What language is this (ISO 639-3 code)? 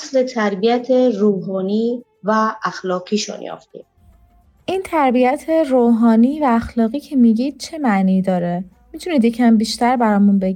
fas